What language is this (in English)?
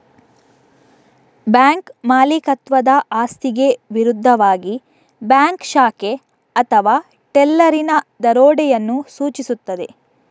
Kannada